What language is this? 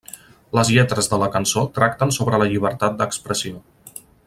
Catalan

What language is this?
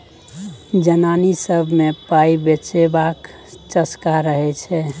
Maithili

